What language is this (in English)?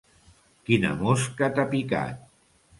Catalan